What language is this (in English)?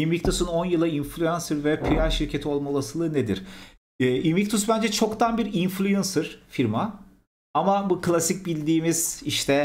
Turkish